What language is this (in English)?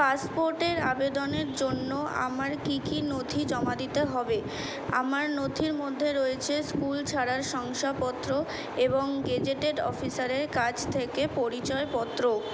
Bangla